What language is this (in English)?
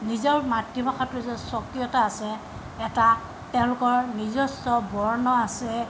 Assamese